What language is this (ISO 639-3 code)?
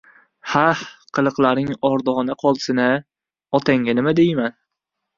uzb